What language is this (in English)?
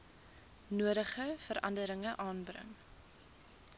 Afrikaans